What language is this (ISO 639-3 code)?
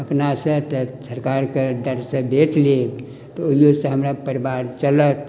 mai